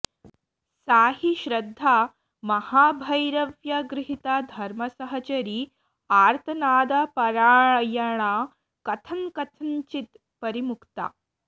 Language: Sanskrit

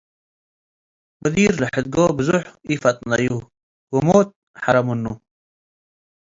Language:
Tigre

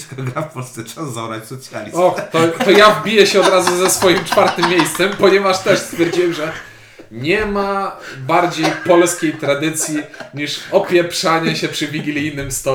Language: Polish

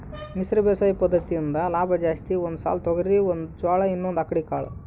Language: Kannada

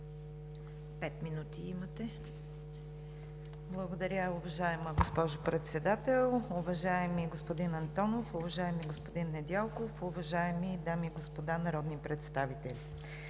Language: Bulgarian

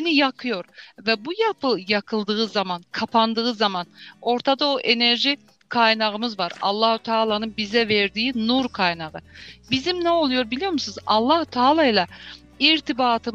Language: Turkish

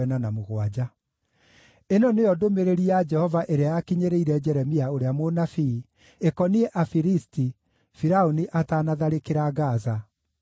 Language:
Kikuyu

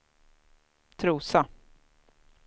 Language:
Swedish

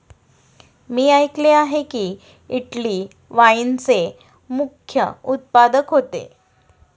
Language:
Marathi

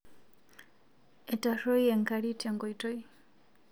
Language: Masai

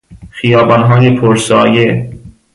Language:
Persian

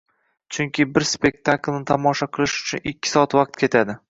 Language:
Uzbek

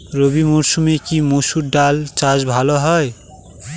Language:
Bangla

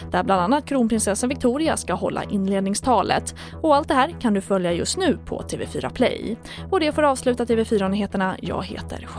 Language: Swedish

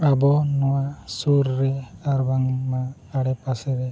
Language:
Santali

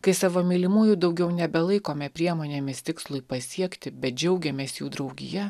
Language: Lithuanian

